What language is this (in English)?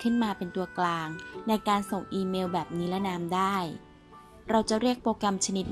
Thai